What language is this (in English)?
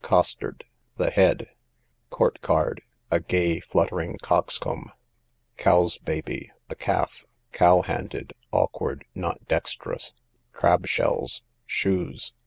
English